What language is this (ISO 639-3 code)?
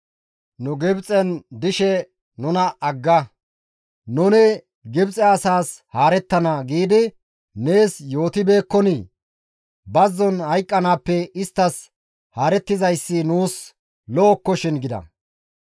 gmv